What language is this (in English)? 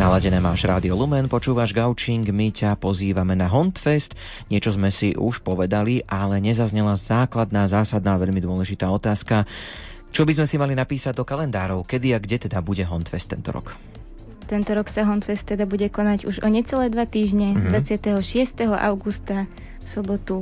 Slovak